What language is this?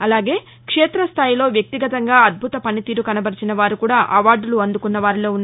Telugu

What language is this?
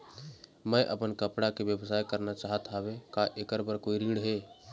Chhattisgarhi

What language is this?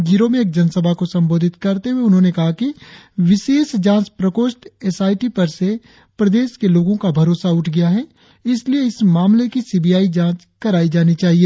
Hindi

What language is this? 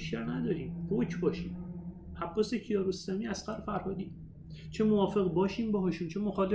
Persian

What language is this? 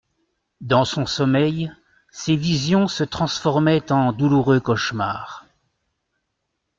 French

